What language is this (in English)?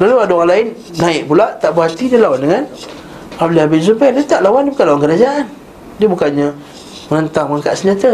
Malay